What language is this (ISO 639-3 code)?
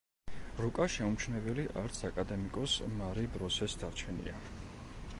kat